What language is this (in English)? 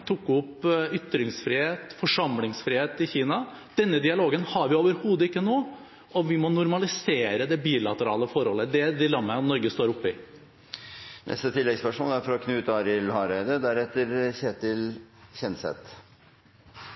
Norwegian